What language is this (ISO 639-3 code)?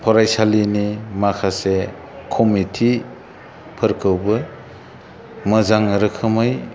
brx